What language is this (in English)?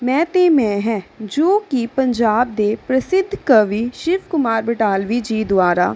Punjabi